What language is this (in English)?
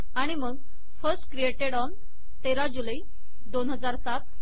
Marathi